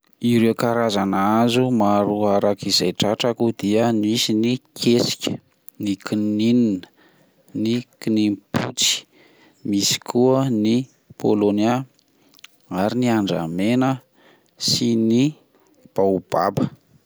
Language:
Malagasy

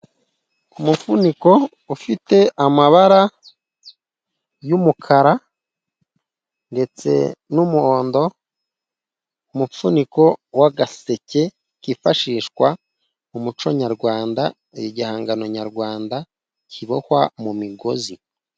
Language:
Kinyarwanda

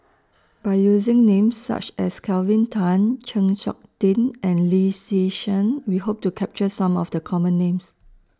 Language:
English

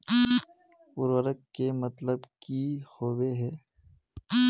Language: Magahi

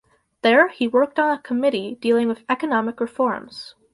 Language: English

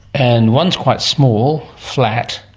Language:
English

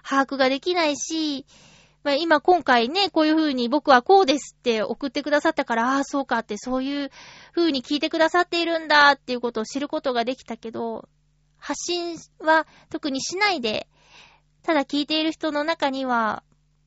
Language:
Japanese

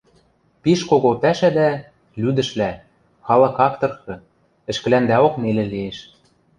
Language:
Western Mari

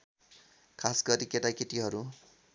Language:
Nepali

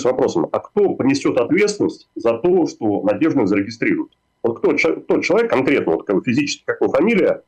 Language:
Russian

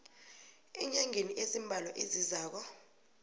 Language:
South Ndebele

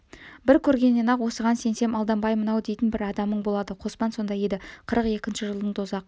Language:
Kazakh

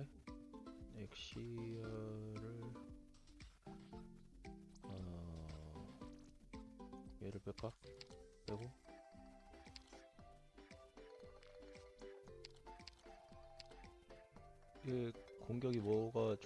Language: Korean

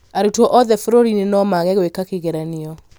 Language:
Kikuyu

